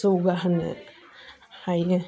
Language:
Bodo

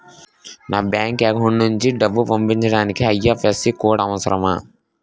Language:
Telugu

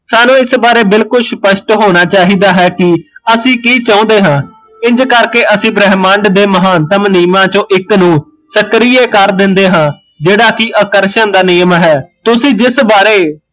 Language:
Punjabi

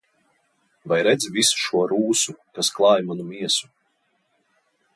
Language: Latvian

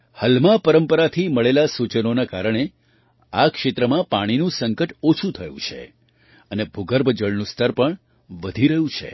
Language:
Gujarati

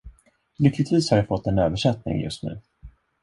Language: Swedish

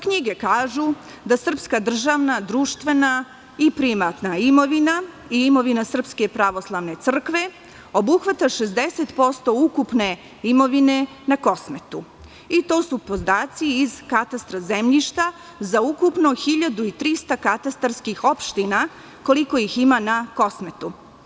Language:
Serbian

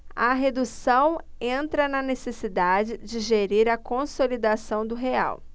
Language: Portuguese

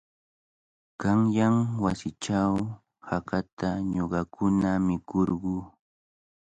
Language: Cajatambo North Lima Quechua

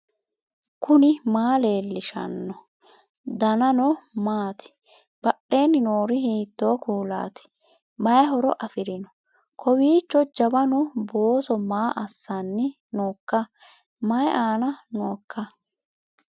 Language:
Sidamo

